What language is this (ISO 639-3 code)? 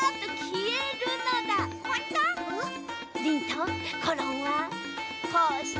jpn